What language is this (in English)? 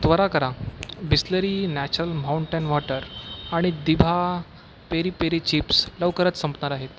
Marathi